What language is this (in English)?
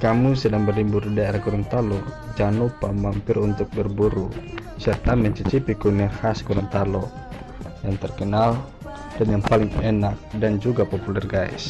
Indonesian